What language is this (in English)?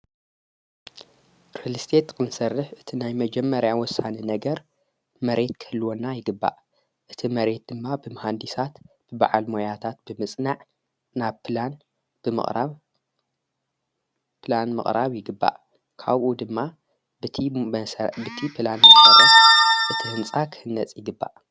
Tigrinya